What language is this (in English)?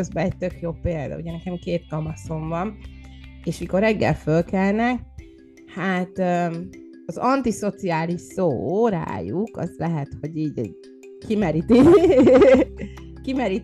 Hungarian